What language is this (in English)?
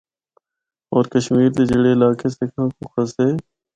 Northern Hindko